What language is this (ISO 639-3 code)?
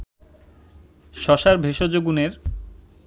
ben